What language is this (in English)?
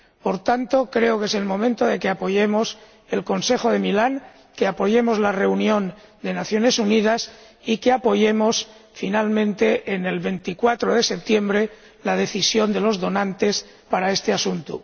Spanish